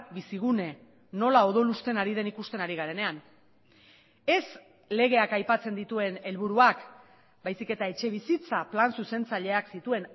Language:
Basque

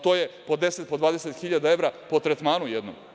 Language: Serbian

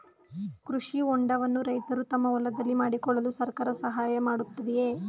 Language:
Kannada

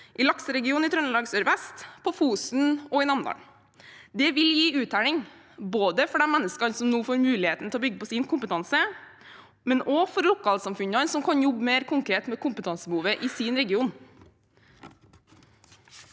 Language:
Norwegian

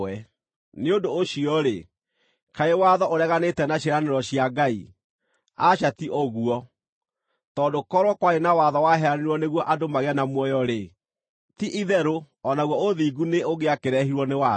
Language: Kikuyu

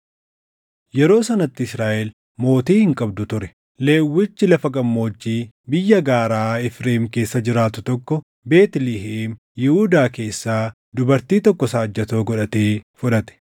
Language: Oromo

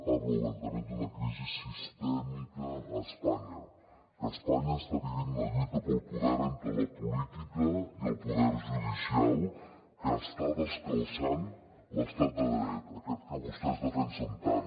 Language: Catalan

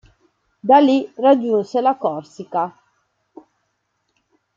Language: Italian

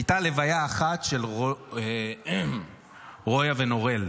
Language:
Hebrew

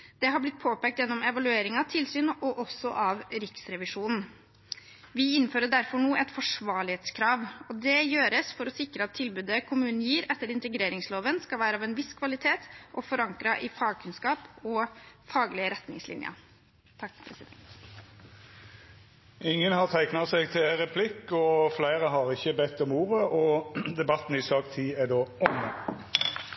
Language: Norwegian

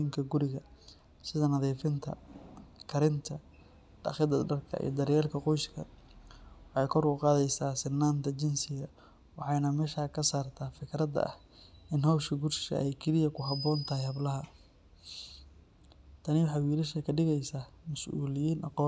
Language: Somali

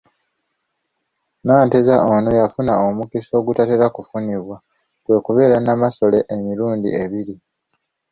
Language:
Ganda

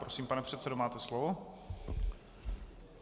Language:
Czech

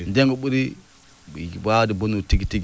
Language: Fula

